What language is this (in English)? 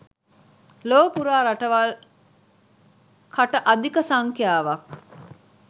Sinhala